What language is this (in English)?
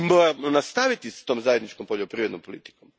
Croatian